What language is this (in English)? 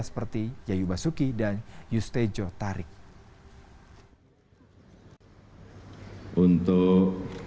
Indonesian